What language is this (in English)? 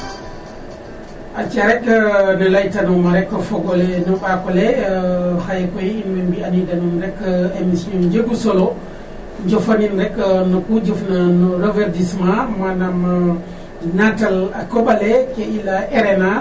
Serer